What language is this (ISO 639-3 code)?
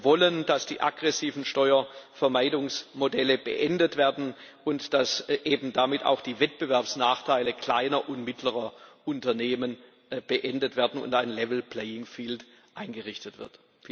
deu